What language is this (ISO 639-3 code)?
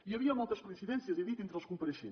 cat